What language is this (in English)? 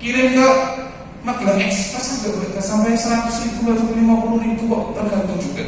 Indonesian